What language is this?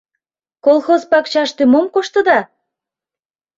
Mari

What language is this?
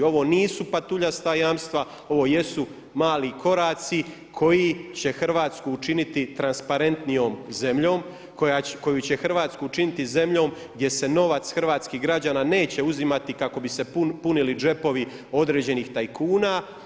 Croatian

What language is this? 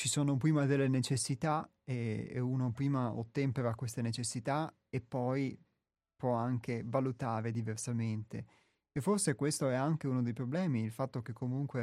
Italian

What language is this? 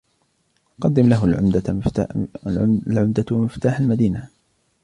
Arabic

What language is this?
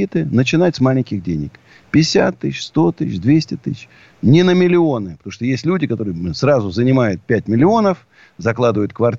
Russian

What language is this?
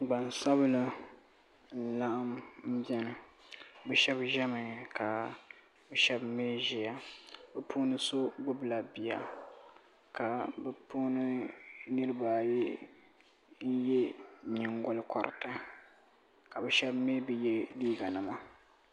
Dagbani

